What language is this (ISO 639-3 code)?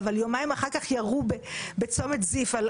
heb